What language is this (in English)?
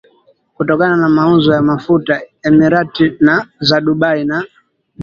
Swahili